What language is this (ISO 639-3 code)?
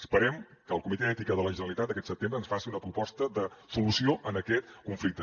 cat